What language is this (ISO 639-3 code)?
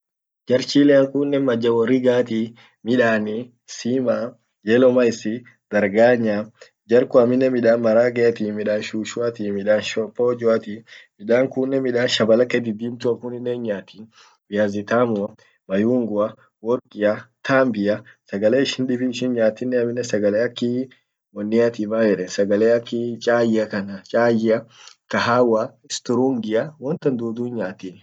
orc